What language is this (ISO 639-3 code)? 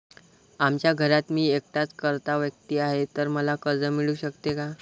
mar